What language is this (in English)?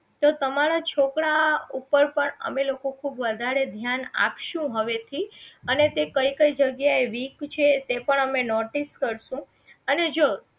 Gujarati